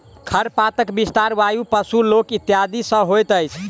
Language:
Maithili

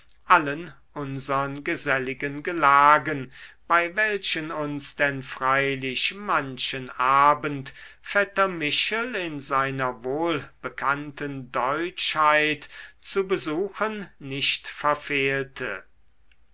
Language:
German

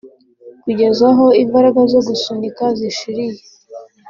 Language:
Kinyarwanda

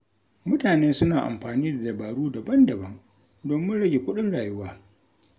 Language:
Hausa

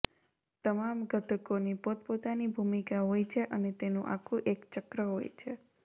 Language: Gujarati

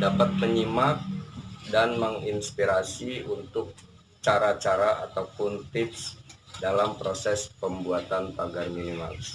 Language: Indonesian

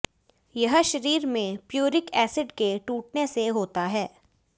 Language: Hindi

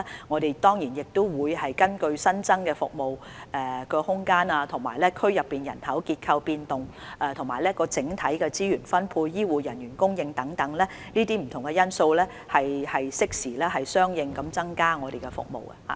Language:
Cantonese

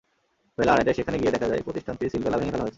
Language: Bangla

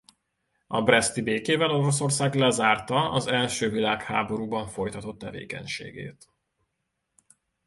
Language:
Hungarian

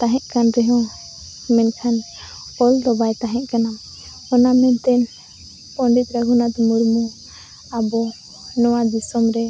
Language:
Santali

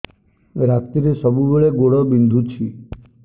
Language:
Odia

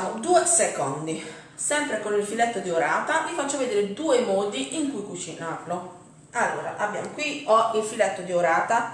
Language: Italian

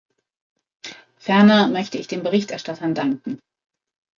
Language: German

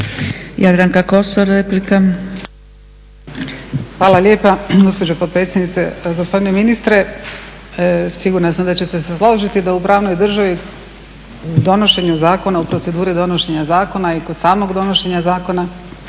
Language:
Croatian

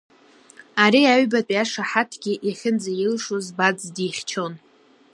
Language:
Abkhazian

